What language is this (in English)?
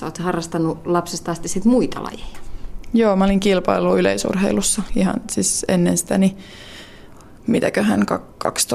Finnish